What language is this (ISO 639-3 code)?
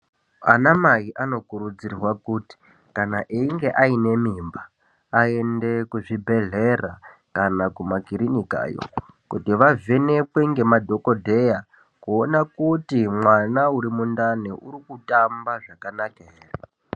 ndc